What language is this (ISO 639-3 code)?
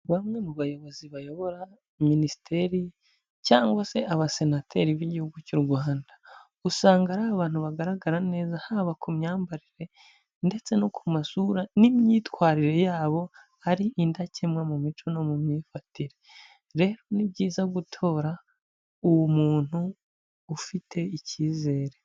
kin